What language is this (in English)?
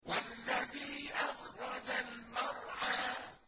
Arabic